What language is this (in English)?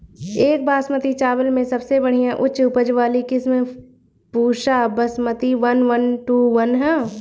Bhojpuri